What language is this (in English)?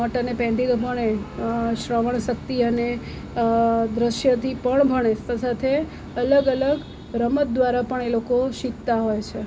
Gujarati